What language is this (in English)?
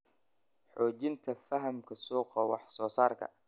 Somali